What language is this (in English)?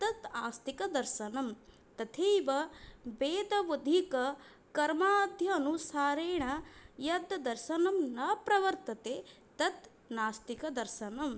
Sanskrit